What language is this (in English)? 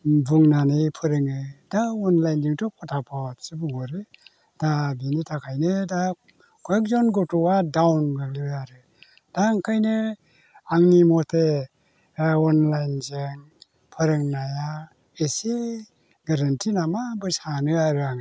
Bodo